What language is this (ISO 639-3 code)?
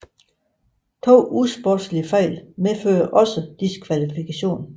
dan